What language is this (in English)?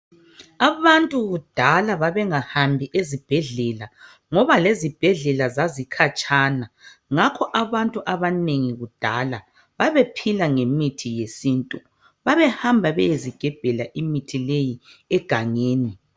North Ndebele